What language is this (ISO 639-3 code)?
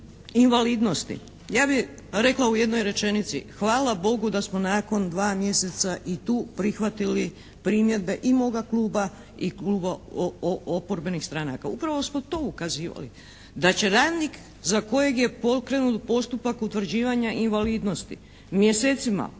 hrv